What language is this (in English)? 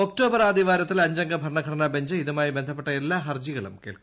Malayalam